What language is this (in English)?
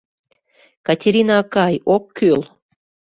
Mari